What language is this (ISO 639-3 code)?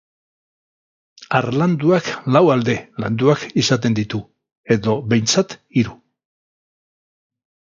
eus